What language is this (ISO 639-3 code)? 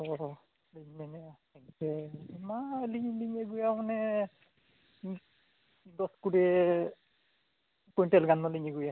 sat